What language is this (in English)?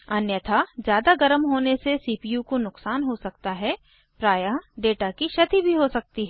Hindi